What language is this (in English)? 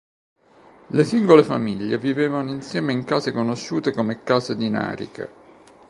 Italian